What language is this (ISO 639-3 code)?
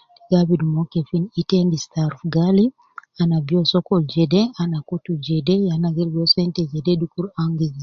kcn